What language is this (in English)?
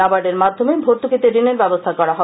Bangla